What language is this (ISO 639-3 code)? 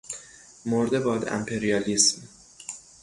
fas